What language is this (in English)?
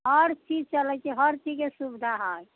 Maithili